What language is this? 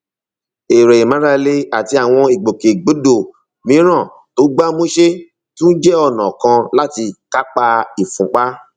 Yoruba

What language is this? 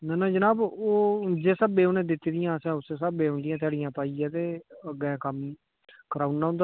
Dogri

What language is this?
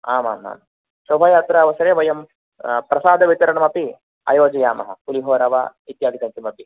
Sanskrit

